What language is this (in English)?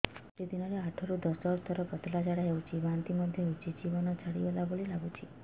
Odia